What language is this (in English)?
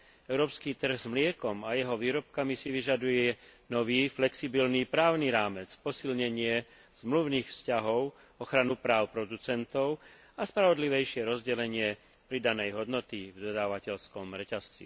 Slovak